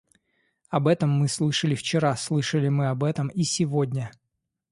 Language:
Russian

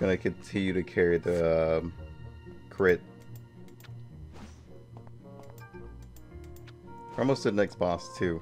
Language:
English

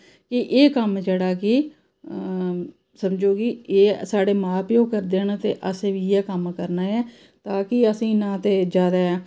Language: Dogri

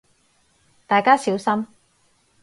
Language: Cantonese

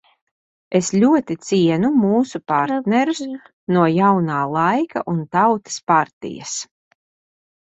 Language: Latvian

